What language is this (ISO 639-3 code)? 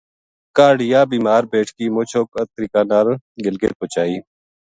gju